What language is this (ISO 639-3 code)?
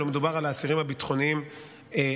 heb